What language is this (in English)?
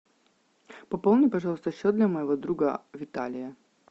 Russian